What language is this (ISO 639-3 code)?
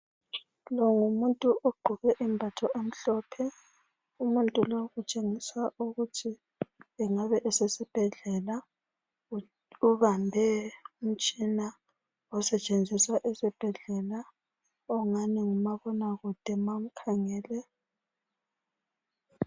nde